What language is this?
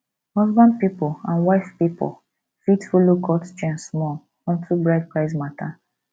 Nigerian Pidgin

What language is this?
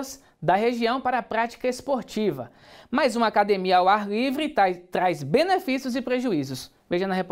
Portuguese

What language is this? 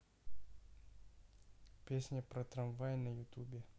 Russian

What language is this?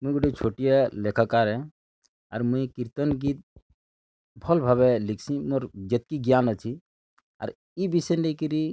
Odia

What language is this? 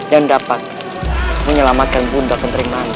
Indonesian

